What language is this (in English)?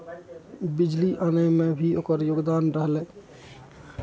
Maithili